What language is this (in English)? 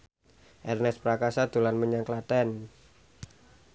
Javanese